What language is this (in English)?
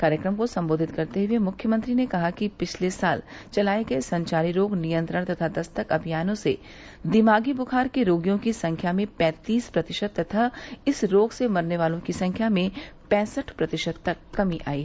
Hindi